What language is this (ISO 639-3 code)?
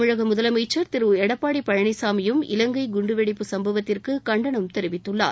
tam